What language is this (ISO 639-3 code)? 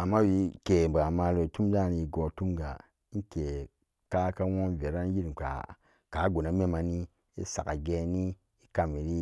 ccg